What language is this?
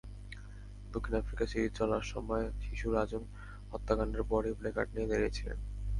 Bangla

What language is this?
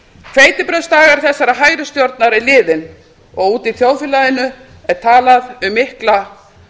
Icelandic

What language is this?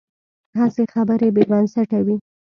Pashto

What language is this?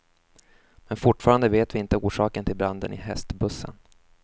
Swedish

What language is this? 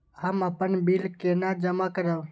Maithili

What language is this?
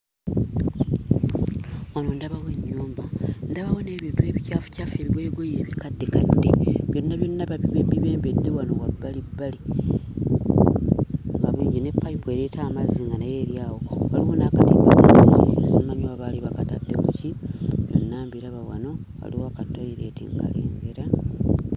Ganda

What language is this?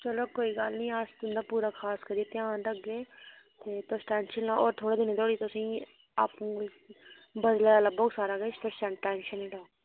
Dogri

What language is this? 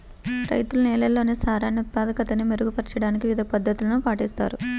Telugu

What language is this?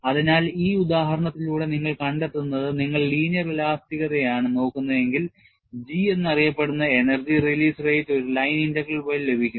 Malayalam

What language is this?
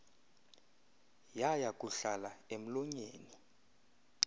Xhosa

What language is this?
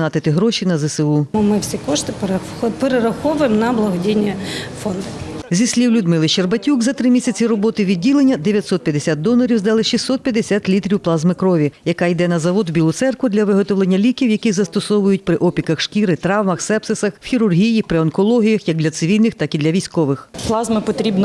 Ukrainian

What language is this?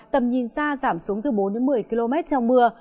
Vietnamese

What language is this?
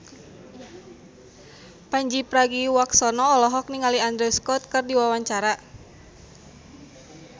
Sundanese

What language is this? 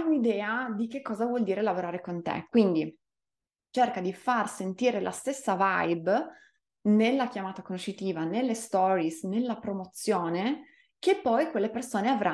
Italian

